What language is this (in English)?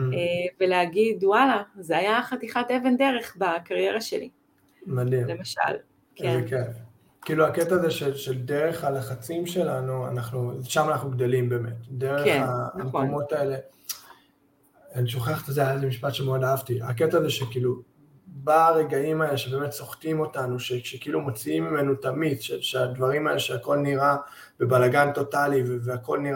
Hebrew